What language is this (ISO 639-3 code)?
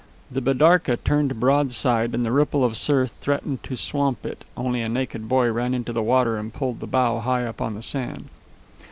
eng